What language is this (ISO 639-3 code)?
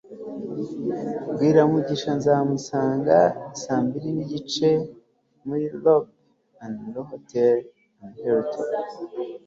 kin